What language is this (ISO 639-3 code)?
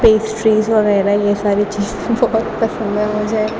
urd